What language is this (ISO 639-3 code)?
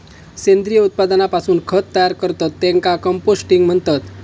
mar